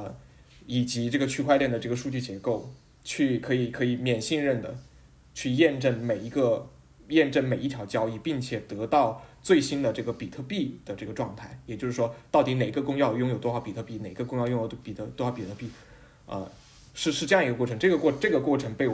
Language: Chinese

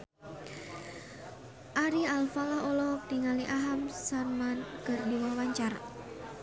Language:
Sundanese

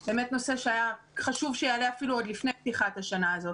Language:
Hebrew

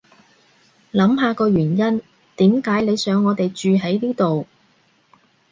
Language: Cantonese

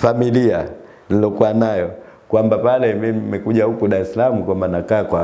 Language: Indonesian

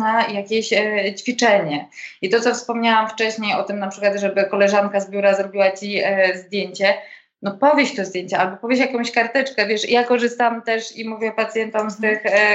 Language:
Polish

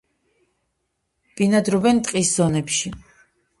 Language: Georgian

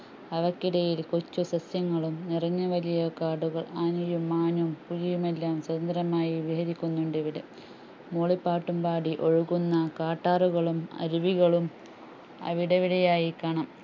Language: Malayalam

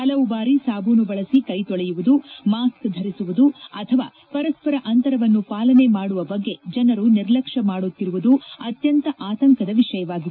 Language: Kannada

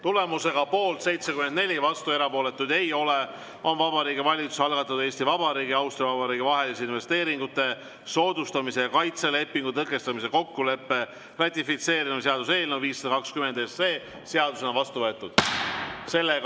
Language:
Estonian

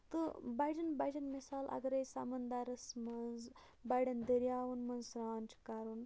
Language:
Kashmiri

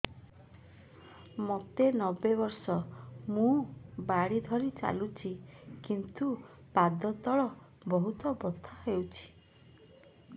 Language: Odia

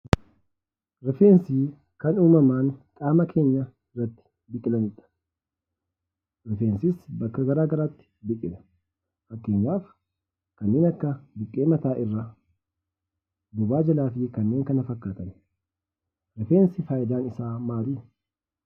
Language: Oromo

